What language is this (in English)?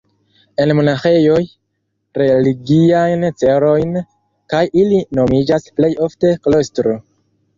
Esperanto